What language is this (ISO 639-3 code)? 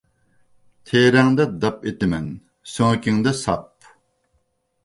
uig